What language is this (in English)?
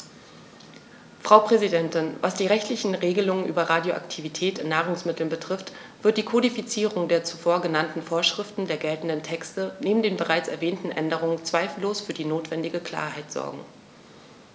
German